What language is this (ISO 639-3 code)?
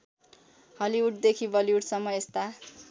nep